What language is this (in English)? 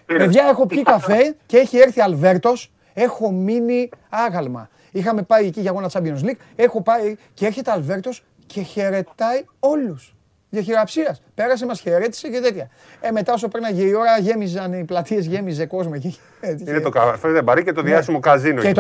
Greek